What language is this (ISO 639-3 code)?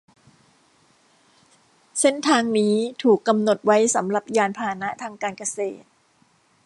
tha